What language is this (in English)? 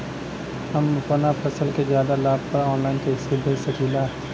Bhojpuri